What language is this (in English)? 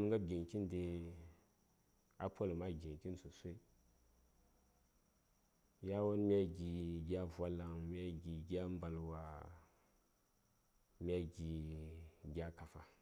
Saya